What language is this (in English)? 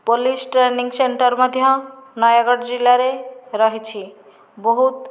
Odia